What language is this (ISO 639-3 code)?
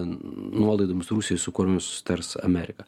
lit